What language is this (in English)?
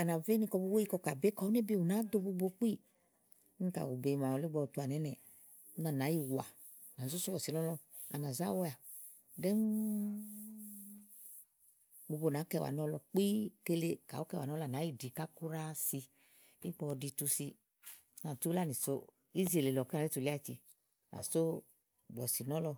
Igo